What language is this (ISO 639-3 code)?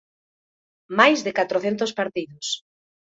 glg